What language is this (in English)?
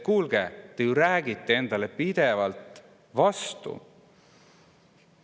Estonian